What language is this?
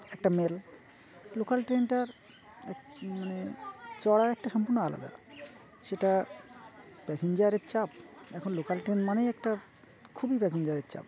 Bangla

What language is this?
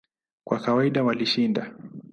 Swahili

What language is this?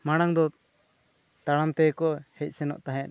Santali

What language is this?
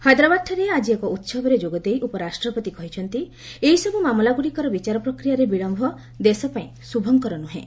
Odia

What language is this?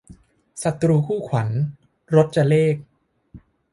Thai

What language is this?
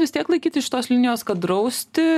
Lithuanian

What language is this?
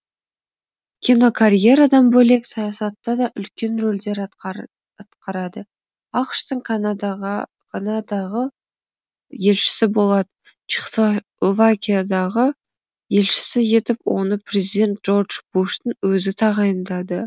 Kazakh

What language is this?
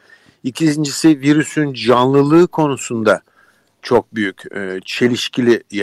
Turkish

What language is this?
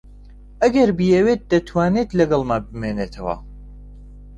Central Kurdish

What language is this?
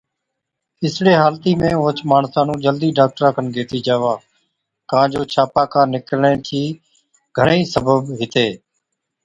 Od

